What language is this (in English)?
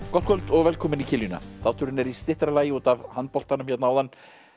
Icelandic